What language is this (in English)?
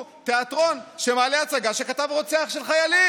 Hebrew